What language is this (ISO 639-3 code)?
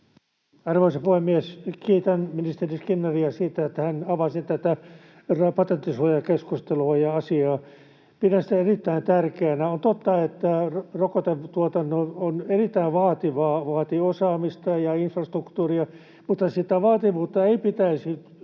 fin